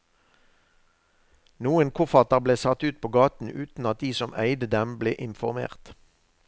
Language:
Norwegian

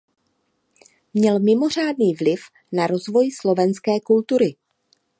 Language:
Czech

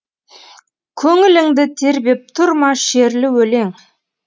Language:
Kazakh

